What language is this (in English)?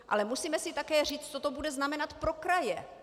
Czech